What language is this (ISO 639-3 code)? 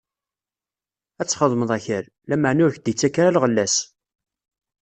kab